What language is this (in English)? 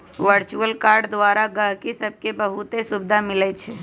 Magahi